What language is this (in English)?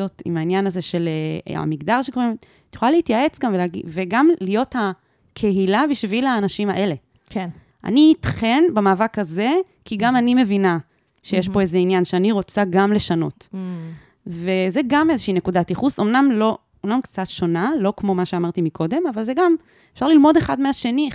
Hebrew